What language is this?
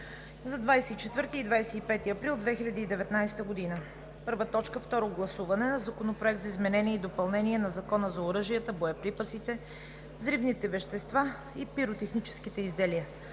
Bulgarian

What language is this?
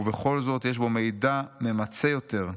Hebrew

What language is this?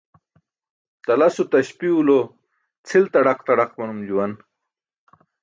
Burushaski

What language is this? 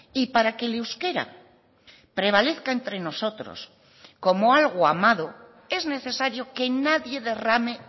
Spanish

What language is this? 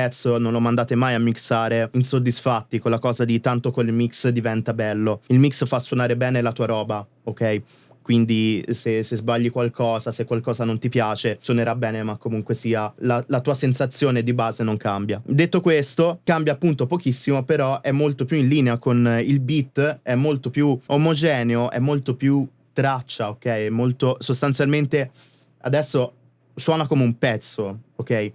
Italian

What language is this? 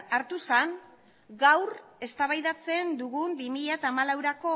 Basque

